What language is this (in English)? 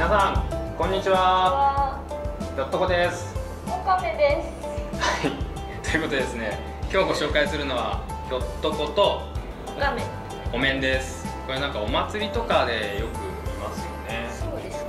Japanese